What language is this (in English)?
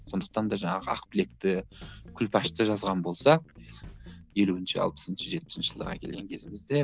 Kazakh